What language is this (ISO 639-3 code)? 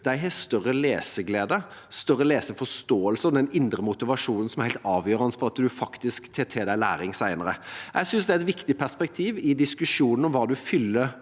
nor